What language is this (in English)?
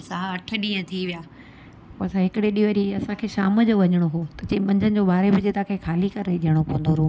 Sindhi